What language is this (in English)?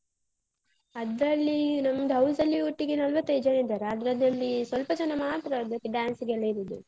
Kannada